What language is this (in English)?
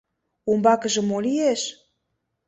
Mari